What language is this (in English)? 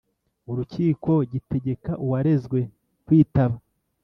Kinyarwanda